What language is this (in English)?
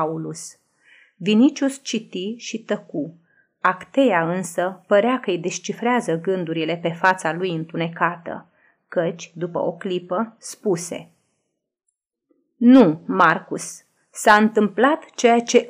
Romanian